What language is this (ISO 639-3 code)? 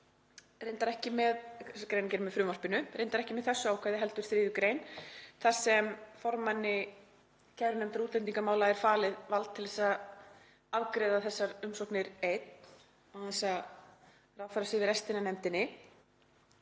isl